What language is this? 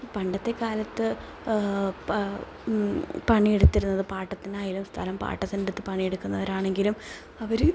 Malayalam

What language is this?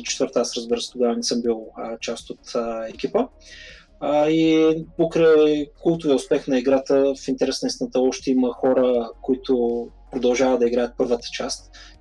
Bulgarian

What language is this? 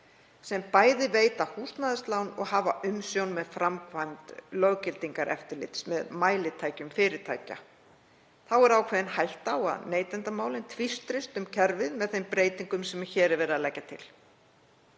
Icelandic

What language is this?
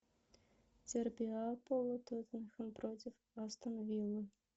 Russian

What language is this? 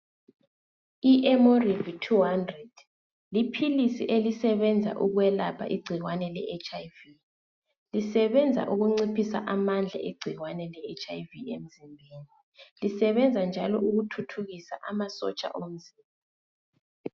North Ndebele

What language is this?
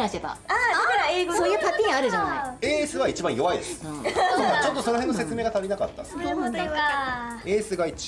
Japanese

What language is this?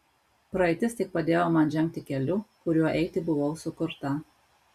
Lithuanian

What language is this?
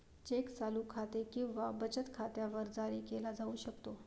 Marathi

